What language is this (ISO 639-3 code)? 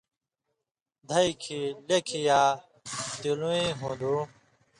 mvy